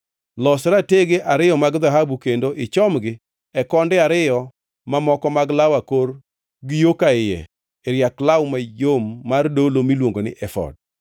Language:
Luo (Kenya and Tanzania)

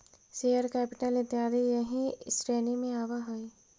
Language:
Magahi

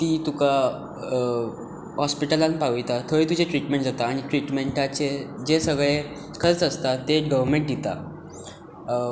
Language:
Konkani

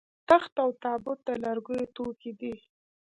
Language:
Pashto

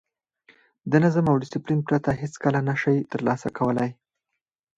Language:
Pashto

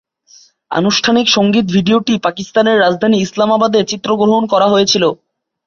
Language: Bangla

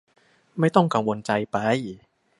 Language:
Thai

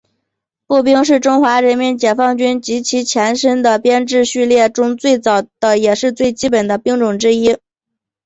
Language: Chinese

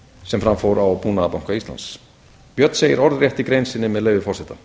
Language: Icelandic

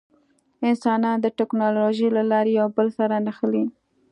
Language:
Pashto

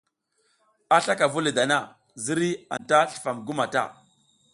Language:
South Giziga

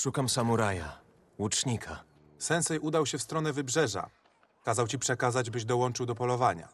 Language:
Polish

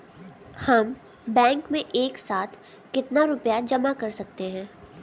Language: Hindi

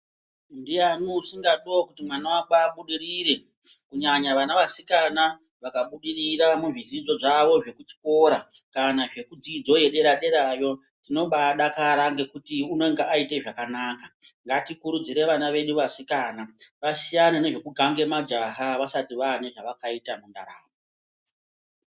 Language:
Ndau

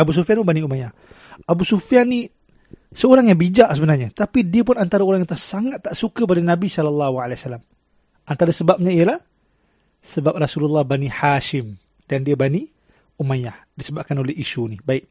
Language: Malay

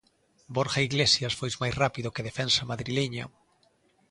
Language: Galician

